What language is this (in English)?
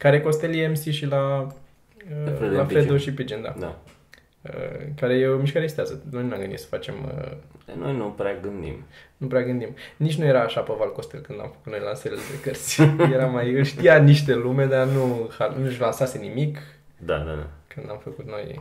Romanian